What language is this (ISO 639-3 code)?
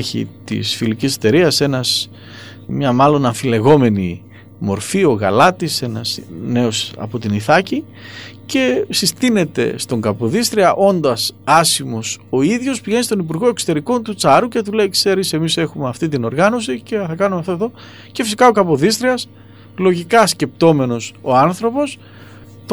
ell